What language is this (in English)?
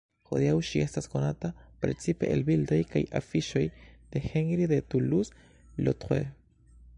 Esperanto